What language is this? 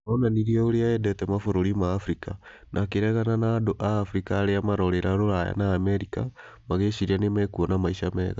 Kikuyu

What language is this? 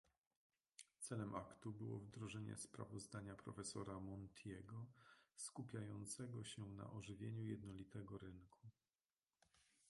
Polish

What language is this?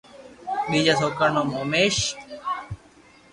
Loarki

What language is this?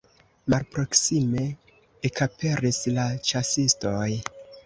Esperanto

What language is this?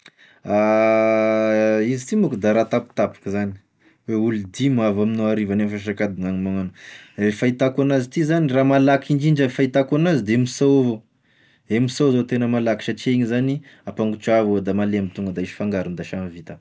Tesaka Malagasy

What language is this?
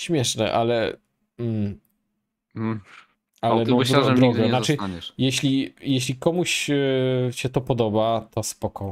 Polish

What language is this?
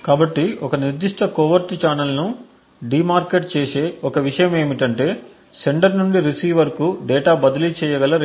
Telugu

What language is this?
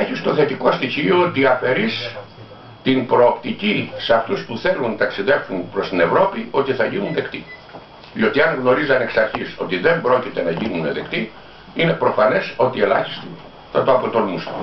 Greek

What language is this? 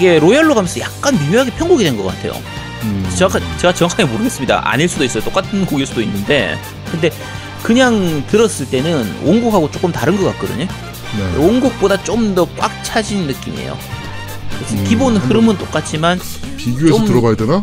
Korean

